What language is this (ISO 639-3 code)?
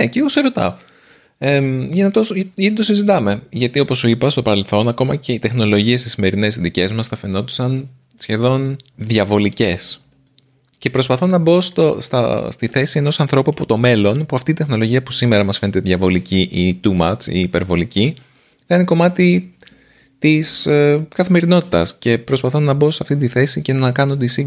ell